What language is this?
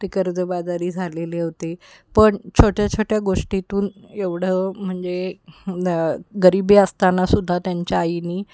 Marathi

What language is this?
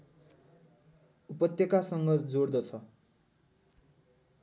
Nepali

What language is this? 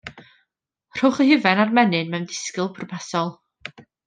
Welsh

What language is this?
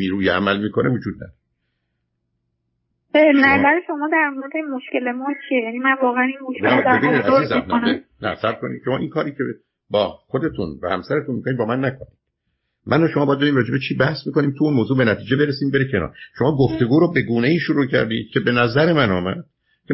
Persian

